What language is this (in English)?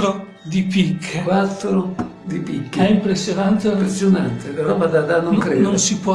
Italian